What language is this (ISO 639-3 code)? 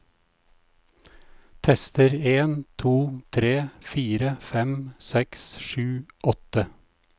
nor